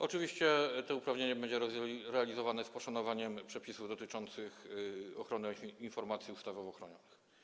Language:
Polish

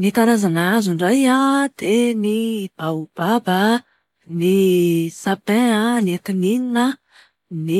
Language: Malagasy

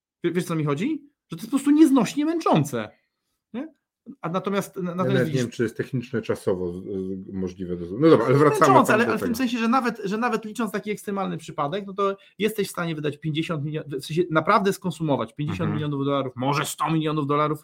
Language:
Polish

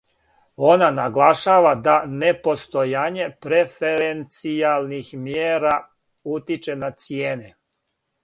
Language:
Serbian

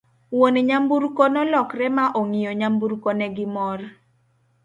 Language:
Luo (Kenya and Tanzania)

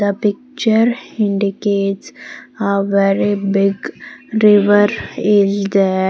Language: English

